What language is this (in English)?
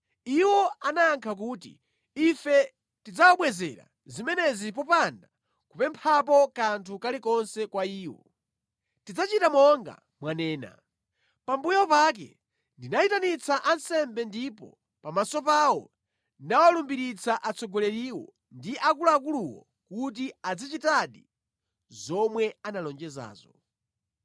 Nyanja